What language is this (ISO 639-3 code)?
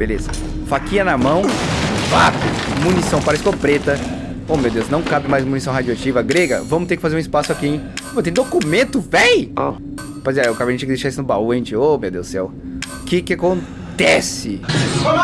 por